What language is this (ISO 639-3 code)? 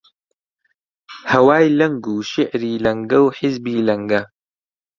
ckb